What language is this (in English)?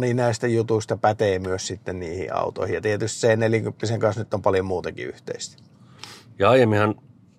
Finnish